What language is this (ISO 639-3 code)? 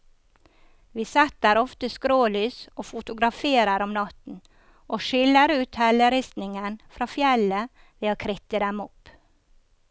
nor